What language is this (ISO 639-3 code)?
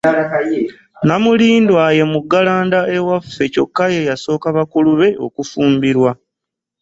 lug